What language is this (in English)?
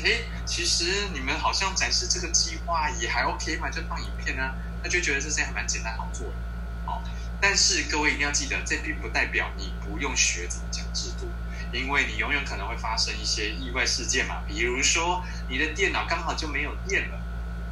Chinese